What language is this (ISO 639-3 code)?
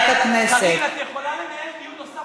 heb